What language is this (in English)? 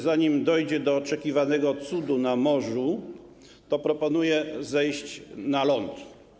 Polish